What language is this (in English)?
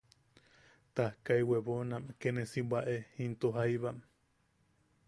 Yaqui